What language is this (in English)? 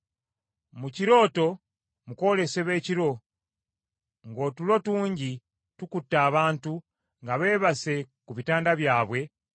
Ganda